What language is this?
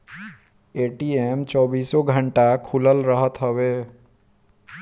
Bhojpuri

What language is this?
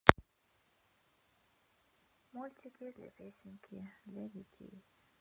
Russian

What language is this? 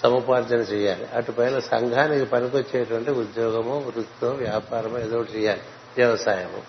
Telugu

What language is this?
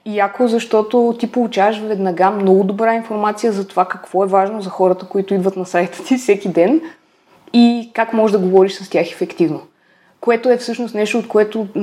Bulgarian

